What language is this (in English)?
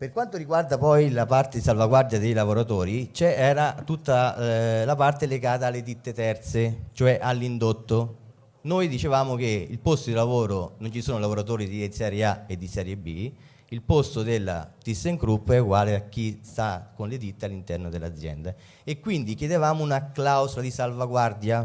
Italian